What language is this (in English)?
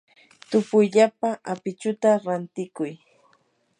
Yanahuanca Pasco Quechua